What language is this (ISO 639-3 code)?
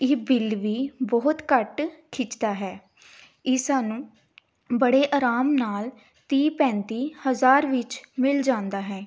pan